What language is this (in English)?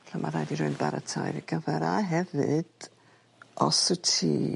Welsh